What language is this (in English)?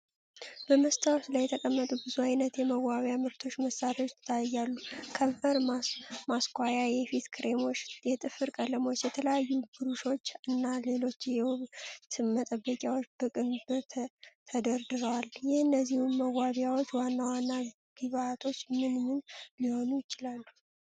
Amharic